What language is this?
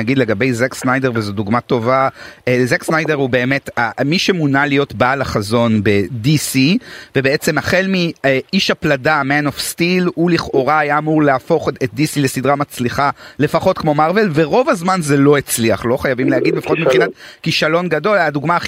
Hebrew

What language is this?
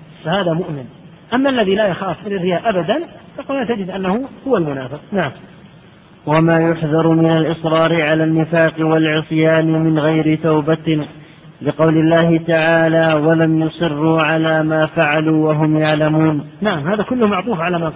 Arabic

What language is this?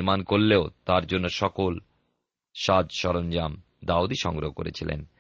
Bangla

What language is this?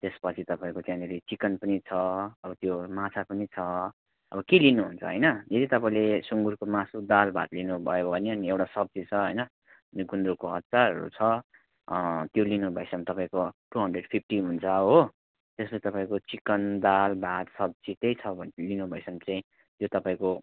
Nepali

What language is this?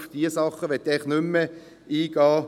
Swiss German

